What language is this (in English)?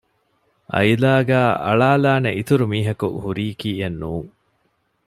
Divehi